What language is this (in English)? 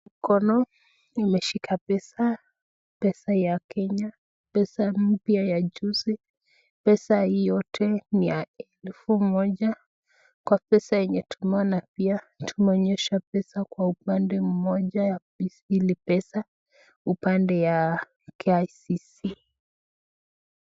Swahili